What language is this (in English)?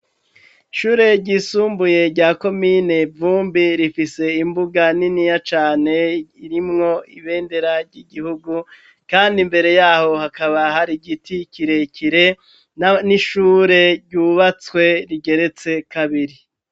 Rundi